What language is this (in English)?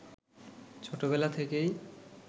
Bangla